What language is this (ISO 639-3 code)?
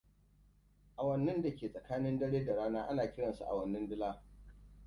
hau